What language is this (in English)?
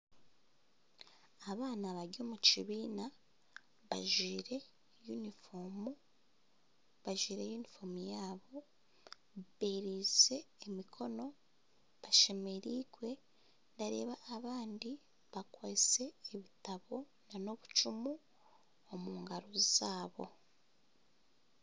Nyankole